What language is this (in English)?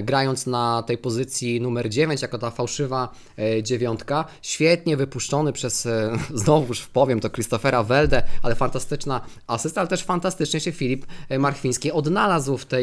Polish